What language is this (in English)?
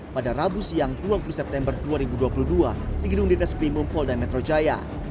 Indonesian